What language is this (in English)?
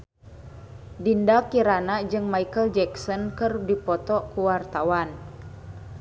Sundanese